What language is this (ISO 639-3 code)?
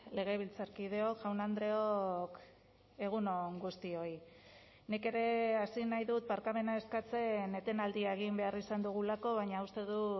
eus